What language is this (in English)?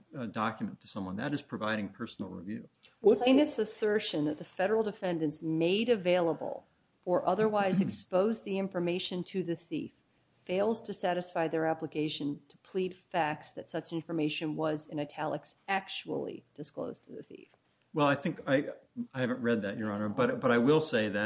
English